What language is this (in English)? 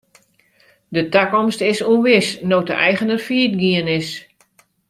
Western Frisian